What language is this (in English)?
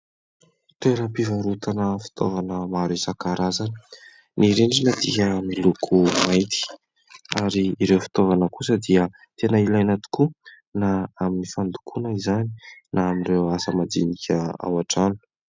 Malagasy